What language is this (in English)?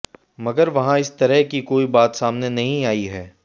Hindi